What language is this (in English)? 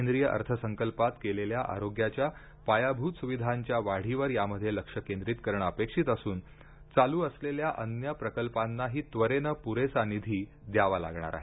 Marathi